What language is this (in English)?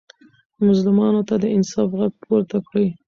Pashto